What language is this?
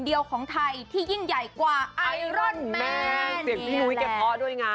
Thai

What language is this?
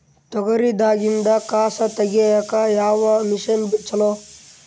Kannada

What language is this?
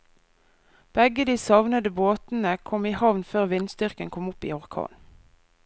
Norwegian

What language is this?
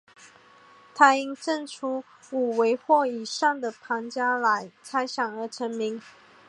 Chinese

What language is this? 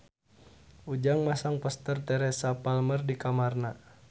Sundanese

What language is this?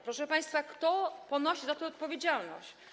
Polish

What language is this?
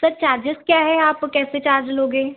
Hindi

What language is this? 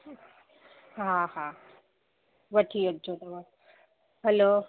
Sindhi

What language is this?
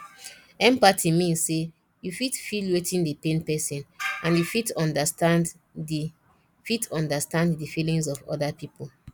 Nigerian Pidgin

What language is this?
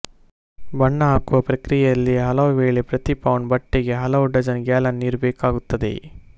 Kannada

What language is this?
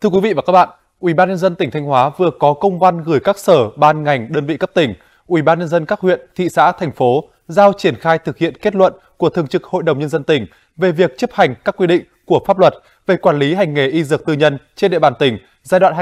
Vietnamese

